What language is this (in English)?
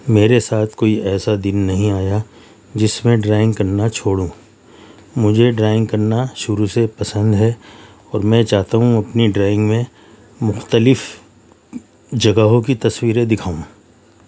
Urdu